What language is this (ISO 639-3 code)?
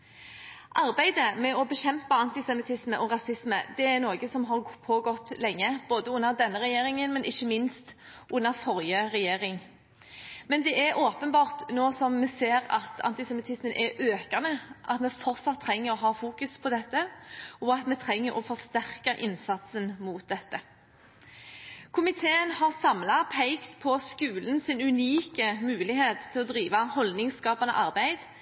nob